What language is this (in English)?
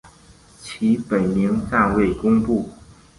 Chinese